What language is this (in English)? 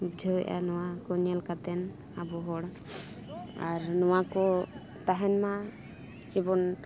Santali